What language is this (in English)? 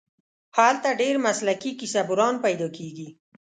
Pashto